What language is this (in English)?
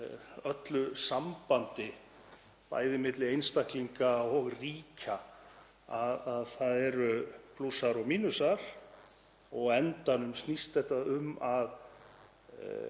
Icelandic